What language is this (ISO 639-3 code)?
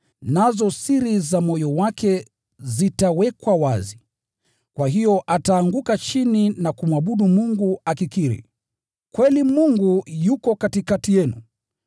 swa